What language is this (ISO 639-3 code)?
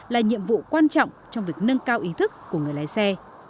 vie